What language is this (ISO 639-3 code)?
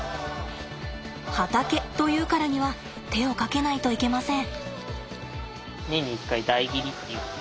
jpn